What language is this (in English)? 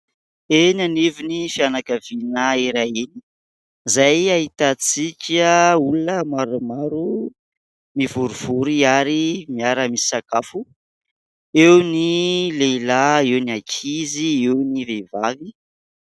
Malagasy